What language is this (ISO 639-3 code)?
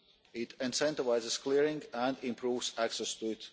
eng